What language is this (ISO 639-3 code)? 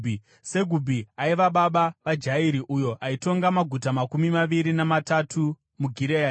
sna